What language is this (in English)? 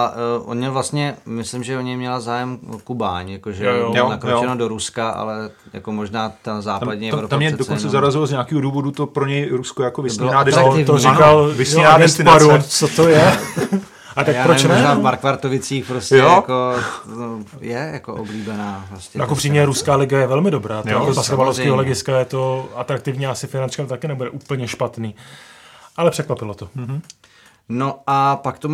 Czech